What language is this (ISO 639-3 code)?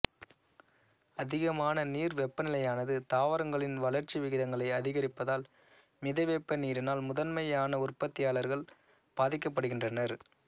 tam